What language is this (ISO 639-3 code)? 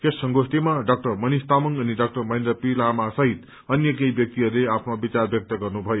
nep